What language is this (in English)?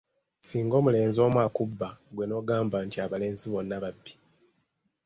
Ganda